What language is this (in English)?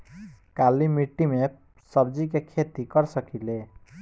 Bhojpuri